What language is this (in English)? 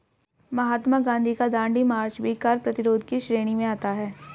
Hindi